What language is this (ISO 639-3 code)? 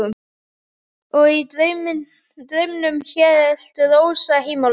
isl